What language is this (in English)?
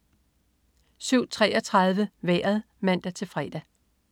Danish